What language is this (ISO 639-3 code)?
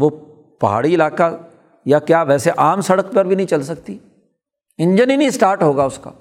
urd